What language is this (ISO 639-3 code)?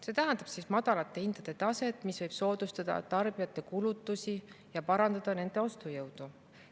est